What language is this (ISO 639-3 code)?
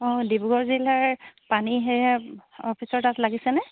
asm